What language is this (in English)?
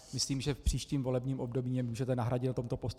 Czech